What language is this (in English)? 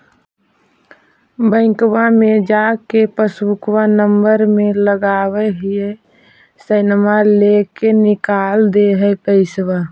Magahi